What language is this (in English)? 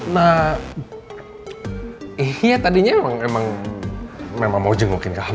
Indonesian